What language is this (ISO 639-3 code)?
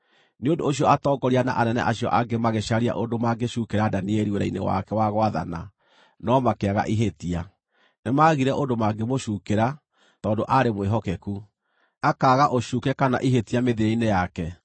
kik